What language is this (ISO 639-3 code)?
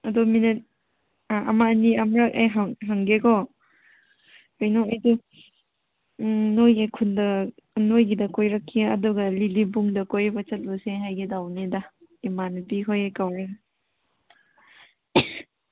mni